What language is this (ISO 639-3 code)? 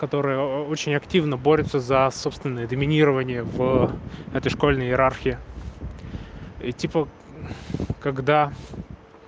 rus